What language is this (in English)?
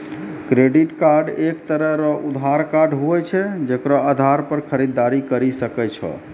Maithili